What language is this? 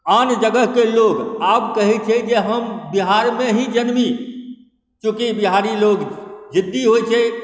Maithili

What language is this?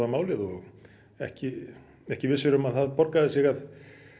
Icelandic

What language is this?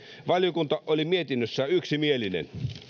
Finnish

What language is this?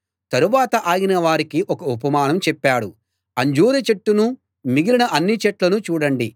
Telugu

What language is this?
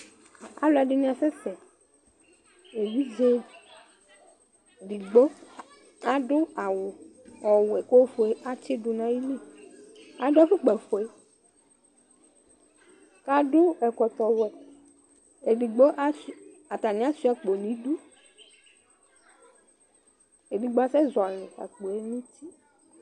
Ikposo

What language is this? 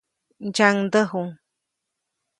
Copainalá Zoque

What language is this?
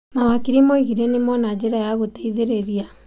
Kikuyu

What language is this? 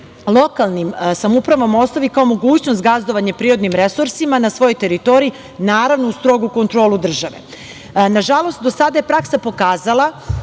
Serbian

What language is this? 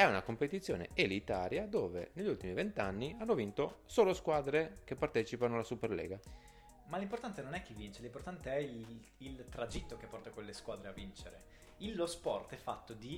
Italian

